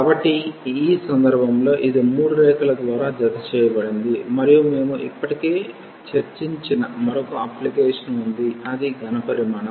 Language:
Telugu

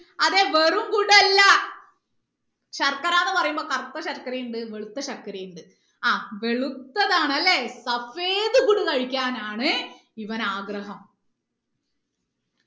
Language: Malayalam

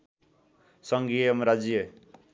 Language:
Nepali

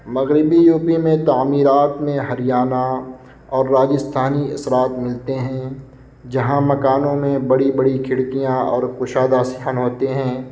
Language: Urdu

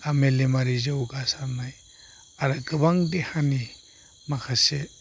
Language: Bodo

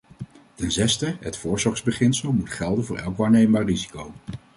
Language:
Dutch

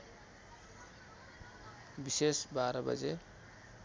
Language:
Nepali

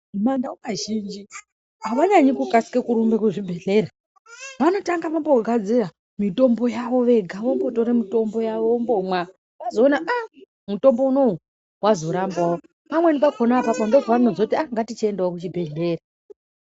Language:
Ndau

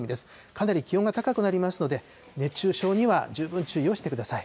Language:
Japanese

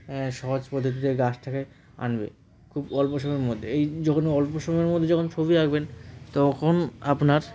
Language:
Bangla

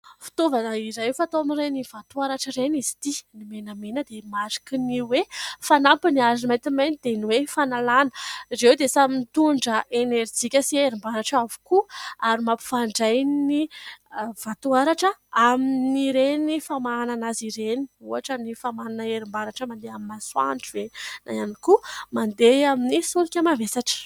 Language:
Malagasy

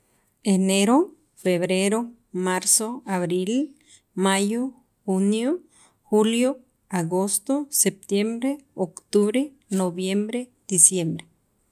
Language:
Sacapulteco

